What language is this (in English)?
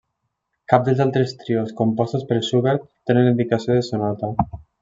Catalan